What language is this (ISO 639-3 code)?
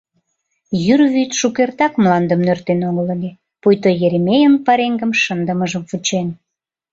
chm